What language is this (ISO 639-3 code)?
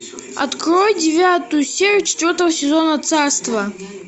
rus